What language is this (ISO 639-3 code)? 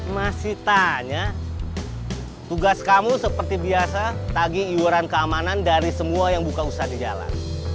ind